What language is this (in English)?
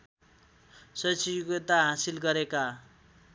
Nepali